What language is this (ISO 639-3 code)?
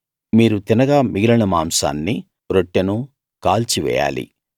tel